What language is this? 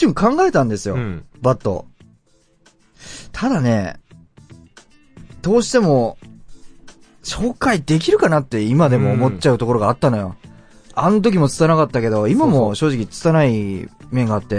Japanese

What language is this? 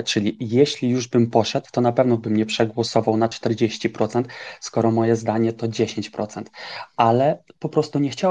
Polish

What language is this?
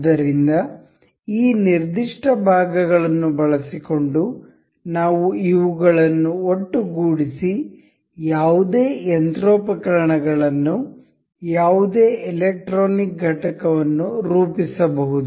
Kannada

